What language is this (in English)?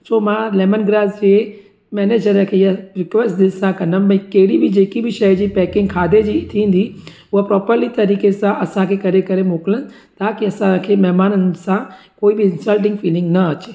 Sindhi